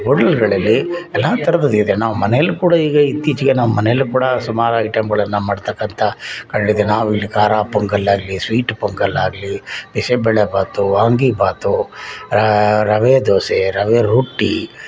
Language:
Kannada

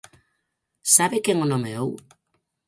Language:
Galician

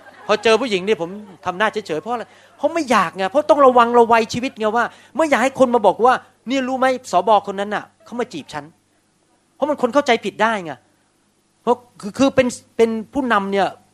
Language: Thai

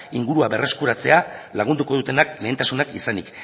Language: Basque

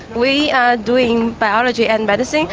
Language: English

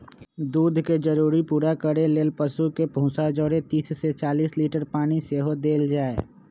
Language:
Magahi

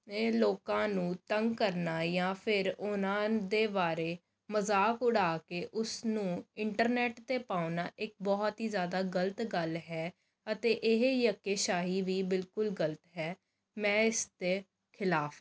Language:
Punjabi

